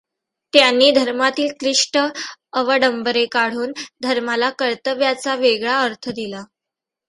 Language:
Marathi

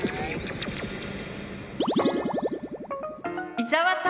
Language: Japanese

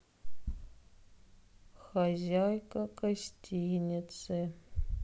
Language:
Russian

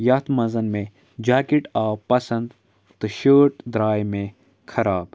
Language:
Kashmiri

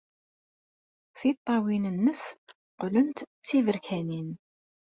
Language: Kabyle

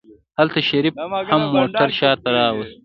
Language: Pashto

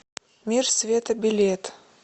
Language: Russian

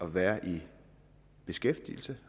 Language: Danish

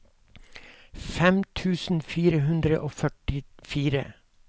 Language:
Norwegian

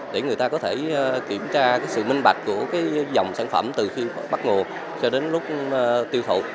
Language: Vietnamese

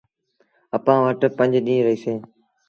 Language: Sindhi Bhil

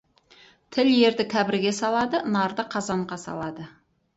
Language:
Kazakh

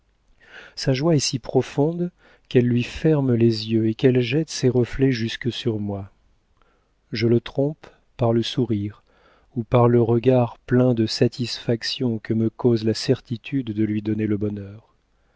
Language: French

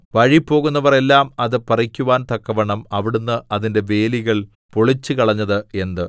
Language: Malayalam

